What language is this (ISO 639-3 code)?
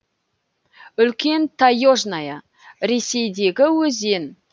kaz